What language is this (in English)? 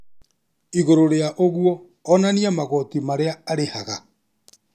Kikuyu